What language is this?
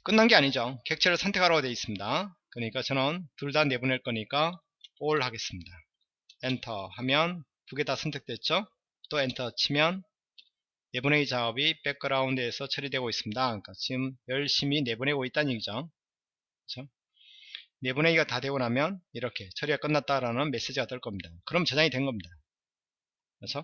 Korean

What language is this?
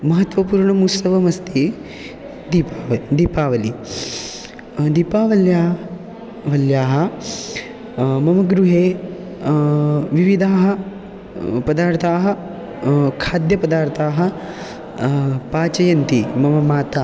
Sanskrit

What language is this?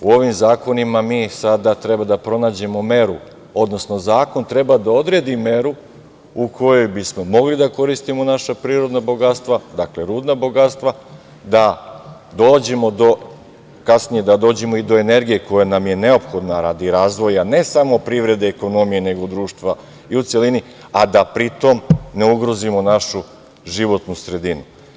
Serbian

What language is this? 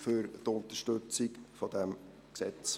Swiss German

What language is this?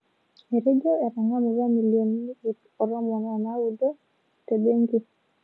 Masai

